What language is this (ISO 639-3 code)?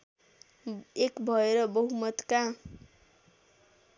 nep